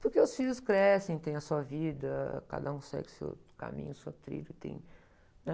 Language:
Portuguese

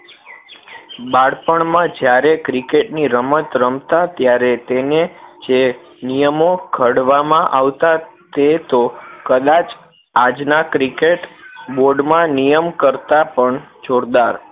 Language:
Gujarati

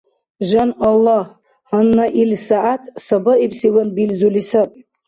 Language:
Dargwa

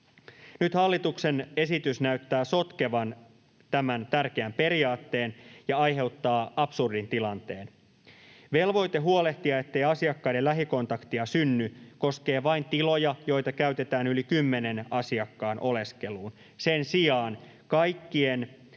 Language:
Finnish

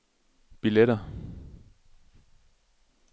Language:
Danish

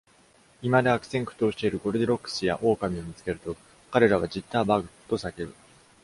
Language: Japanese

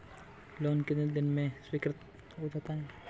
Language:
Hindi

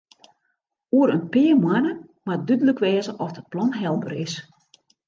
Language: Western Frisian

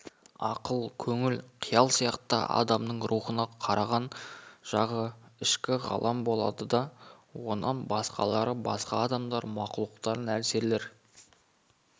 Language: Kazakh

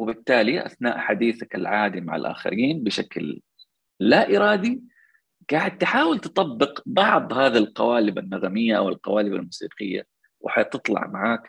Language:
Arabic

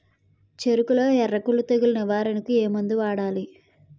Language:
Telugu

